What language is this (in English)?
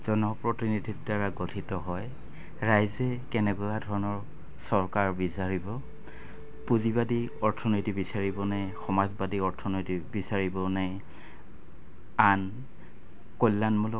Assamese